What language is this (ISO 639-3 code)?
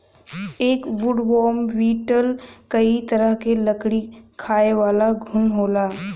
bho